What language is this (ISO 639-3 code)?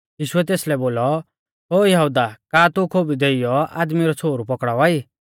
bfz